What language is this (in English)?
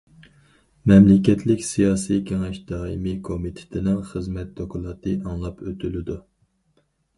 Uyghur